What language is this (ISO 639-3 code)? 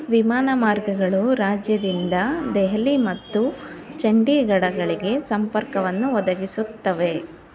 kan